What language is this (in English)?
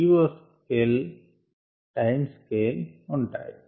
Telugu